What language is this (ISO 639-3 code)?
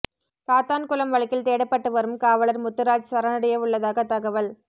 tam